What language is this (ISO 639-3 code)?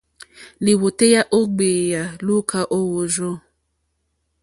bri